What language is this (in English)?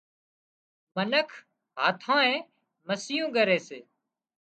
Wadiyara Koli